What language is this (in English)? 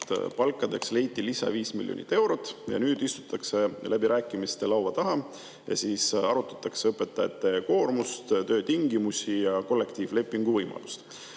Estonian